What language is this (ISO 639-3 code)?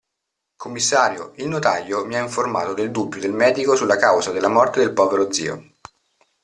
ita